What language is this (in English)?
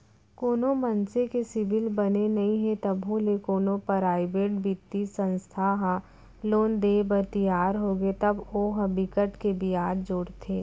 Chhattisgarhi